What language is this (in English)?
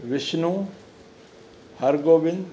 Sindhi